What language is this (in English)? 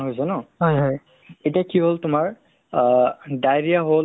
Assamese